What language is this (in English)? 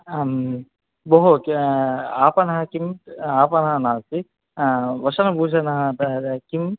Sanskrit